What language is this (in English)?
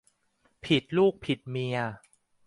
Thai